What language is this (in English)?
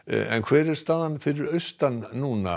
Icelandic